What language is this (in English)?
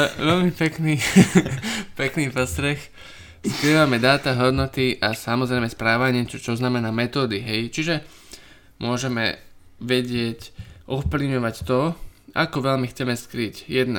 Slovak